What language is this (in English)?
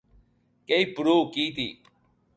Occitan